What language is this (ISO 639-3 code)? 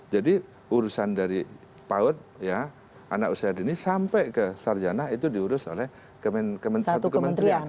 ind